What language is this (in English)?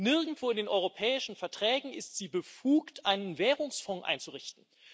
German